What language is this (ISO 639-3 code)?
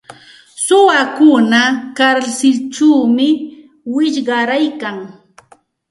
qxt